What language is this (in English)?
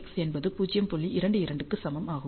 Tamil